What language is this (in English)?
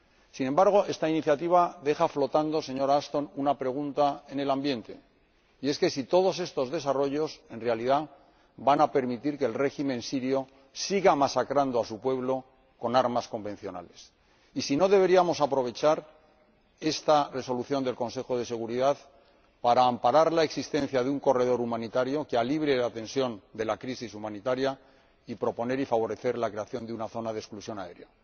Spanish